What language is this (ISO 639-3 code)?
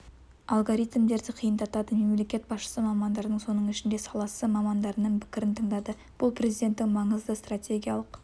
kaz